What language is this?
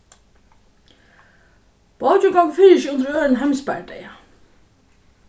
Faroese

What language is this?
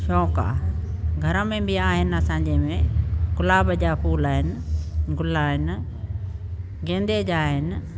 Sindhi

